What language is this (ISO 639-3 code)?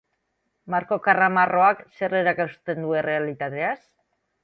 eus